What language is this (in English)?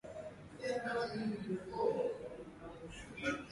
Swahili